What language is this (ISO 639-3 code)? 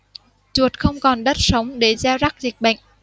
vie